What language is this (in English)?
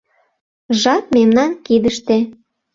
Mari